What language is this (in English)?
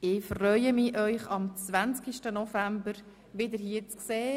Swiss German